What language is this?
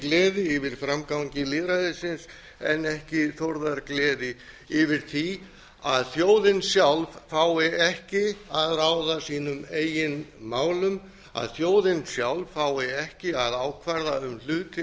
Icelandic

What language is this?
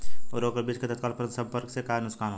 Bhojpuri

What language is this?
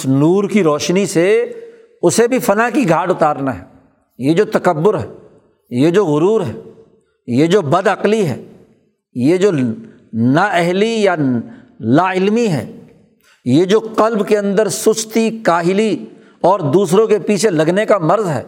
Urdu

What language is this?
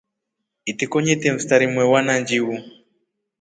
Rombo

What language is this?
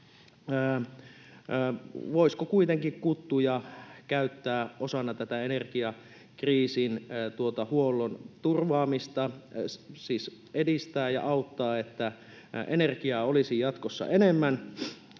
Finnish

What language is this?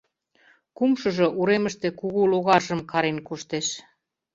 Mari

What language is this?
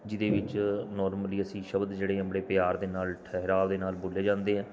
Punjabi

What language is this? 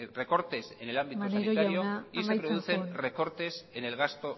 Spanish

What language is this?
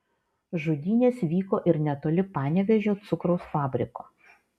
Lithuanian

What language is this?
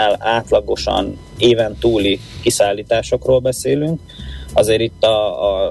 Hungarian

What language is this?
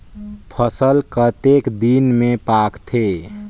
Chhattisgarhi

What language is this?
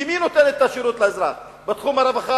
Hebrew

